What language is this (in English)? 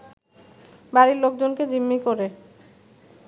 Bangla